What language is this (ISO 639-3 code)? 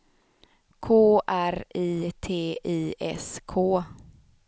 swe